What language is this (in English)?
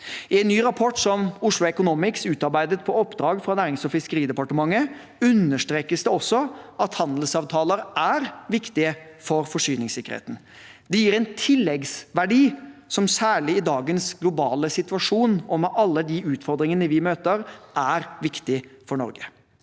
Norwegian